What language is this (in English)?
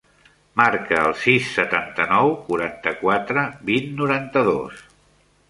Catalan